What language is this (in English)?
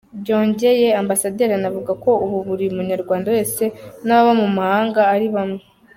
Kinyarwanda